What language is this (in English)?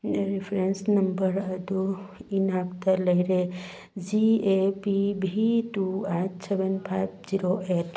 Manipuri